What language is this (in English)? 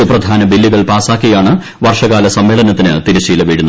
Malayalam